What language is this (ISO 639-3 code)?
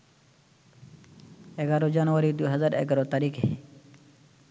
ben